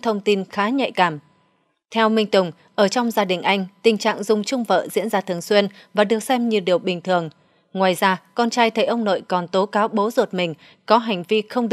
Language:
Vietnamese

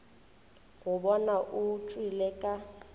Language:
Northern Sotho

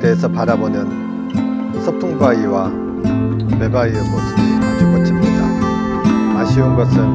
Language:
Korean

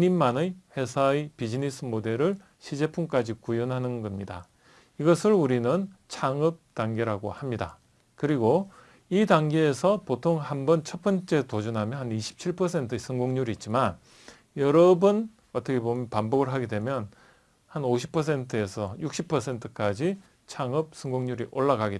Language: Korean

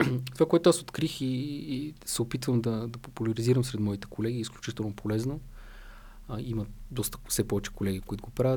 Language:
Bulgarian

